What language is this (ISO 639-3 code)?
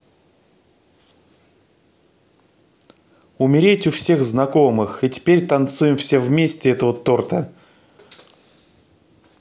rus